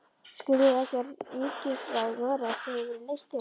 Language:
Icelandic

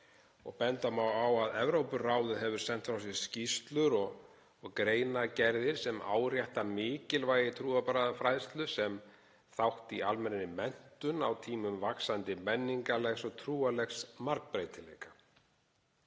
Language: Icelandic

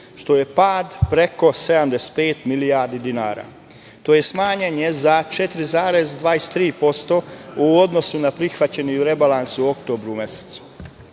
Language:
Serbian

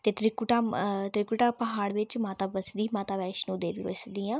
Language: Dogri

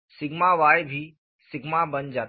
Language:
Hindi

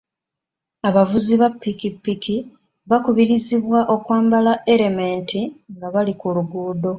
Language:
Ganda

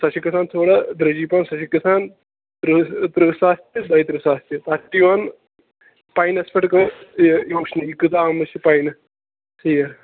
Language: Kashmiri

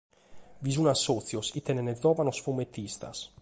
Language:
Sardinian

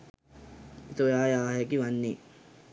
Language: Sinhala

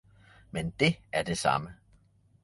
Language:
Danish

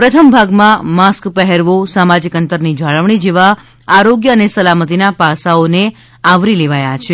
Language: Gujarati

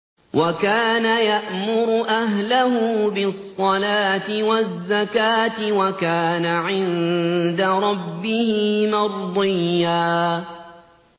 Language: Arabic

